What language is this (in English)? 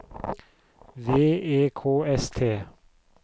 Norwegian